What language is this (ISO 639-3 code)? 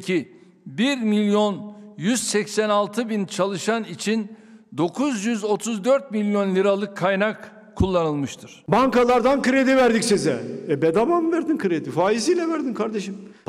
tur